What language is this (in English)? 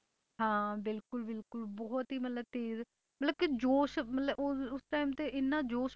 Punjabi